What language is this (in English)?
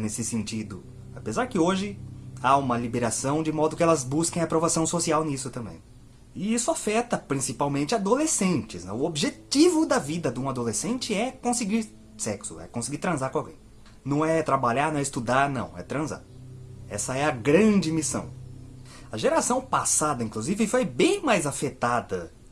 Portuguese